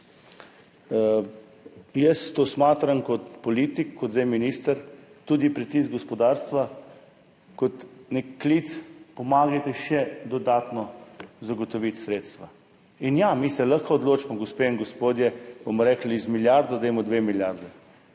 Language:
Slovenian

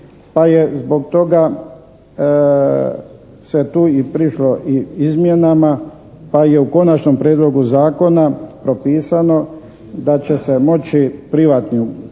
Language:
Croatian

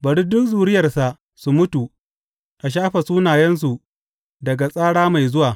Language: Hausa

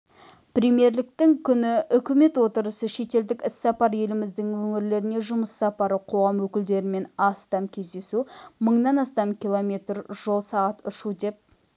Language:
Kazakh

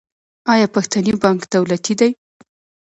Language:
Pashto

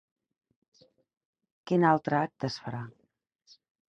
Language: Catalan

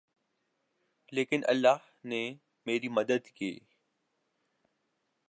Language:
Urdu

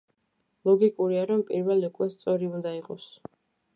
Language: Georgian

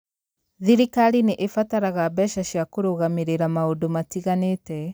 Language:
Kikuyu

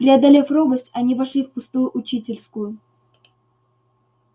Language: Russian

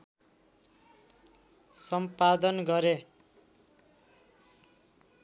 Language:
Nepali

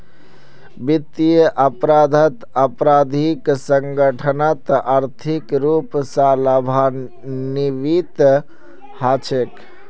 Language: Magahi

